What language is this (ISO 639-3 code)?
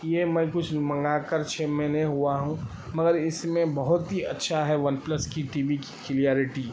urd